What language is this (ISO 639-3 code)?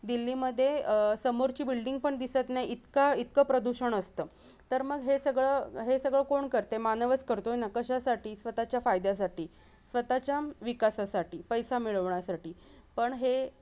mar